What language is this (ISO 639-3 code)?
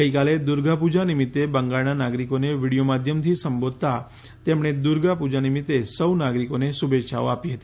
guj